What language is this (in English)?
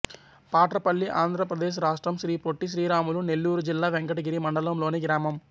Telugu